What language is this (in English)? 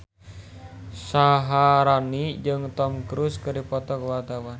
Sundanese